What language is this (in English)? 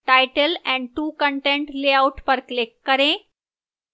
Hindi